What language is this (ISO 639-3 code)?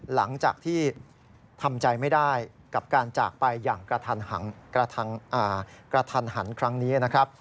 tha